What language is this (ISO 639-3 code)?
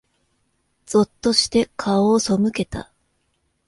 jpn